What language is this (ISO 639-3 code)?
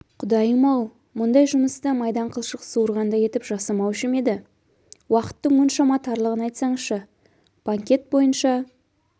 kaz